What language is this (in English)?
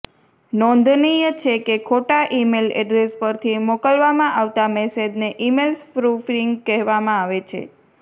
Gujarati